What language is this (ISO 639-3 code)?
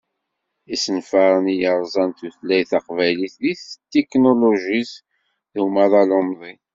kab